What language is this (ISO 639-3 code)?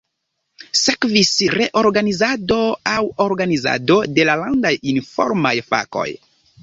epo